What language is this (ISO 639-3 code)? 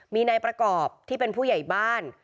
tha